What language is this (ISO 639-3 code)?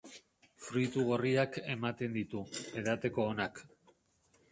eus